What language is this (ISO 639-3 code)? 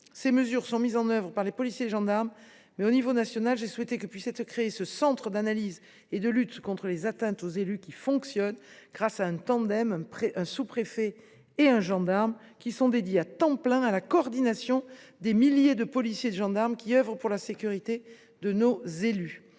fra